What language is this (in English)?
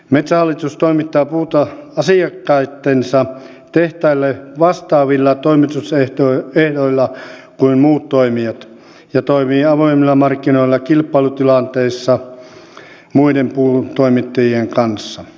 Finnish